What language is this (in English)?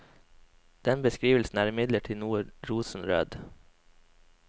Norwegian